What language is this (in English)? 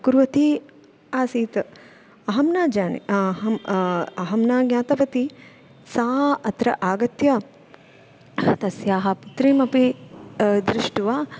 Sanskrit